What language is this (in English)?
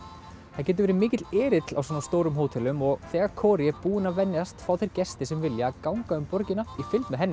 Icelandic